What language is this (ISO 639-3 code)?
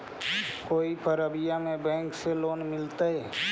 mag